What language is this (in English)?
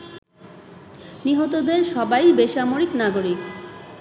Bangla